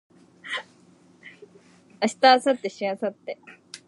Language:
Japanese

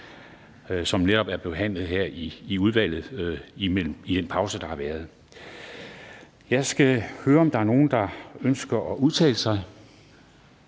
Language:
Danish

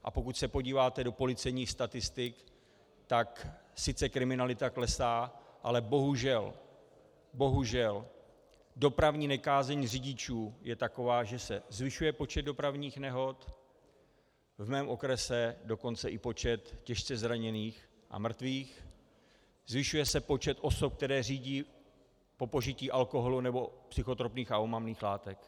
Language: Czech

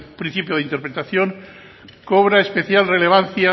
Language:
Spanish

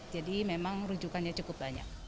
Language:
Indonesian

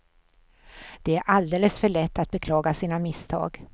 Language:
Swedish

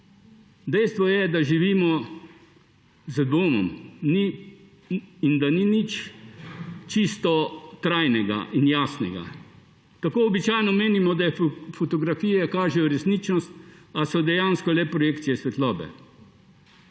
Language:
Slovenian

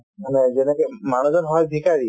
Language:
Assamese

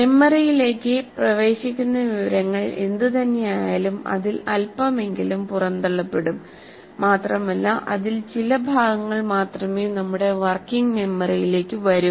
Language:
Malayalam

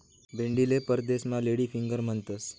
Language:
Marathi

